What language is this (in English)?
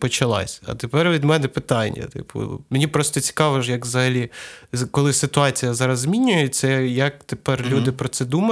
Ukrainian